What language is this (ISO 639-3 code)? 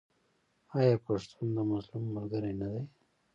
pus